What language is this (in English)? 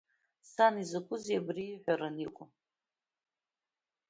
Abkhazian